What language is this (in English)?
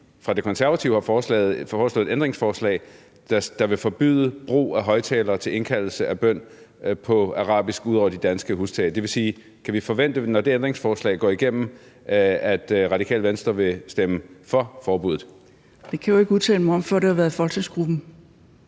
Danish